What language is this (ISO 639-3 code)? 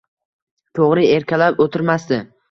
uzb